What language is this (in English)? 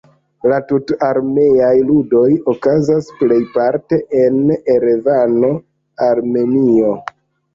Esperanto